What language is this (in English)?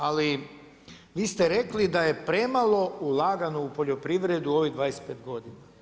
Croatian